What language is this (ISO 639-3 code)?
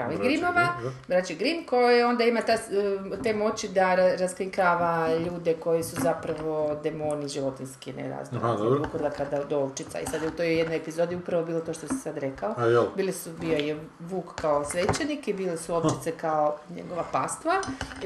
hrv